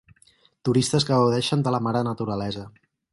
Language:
Catalan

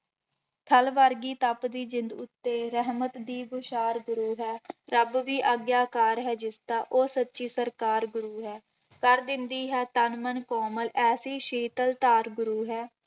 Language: Punjabi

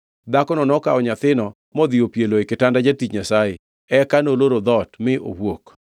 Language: Luo (Kenya and Tanzania)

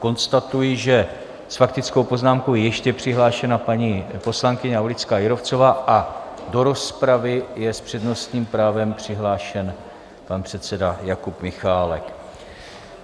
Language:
Czech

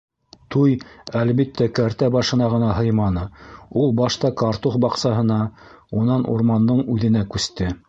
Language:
Bashkir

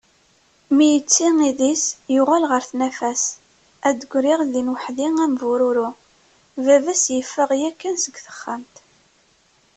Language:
Kabyle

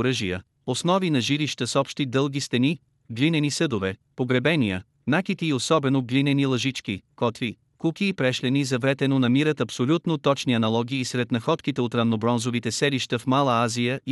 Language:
Bulgarian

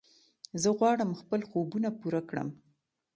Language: Pashto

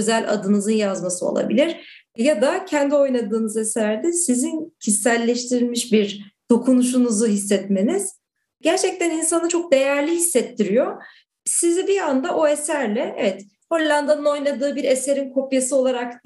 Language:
Turkish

